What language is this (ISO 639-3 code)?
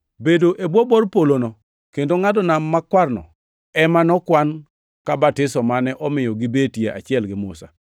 luo